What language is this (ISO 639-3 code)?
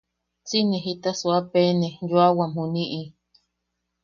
yaq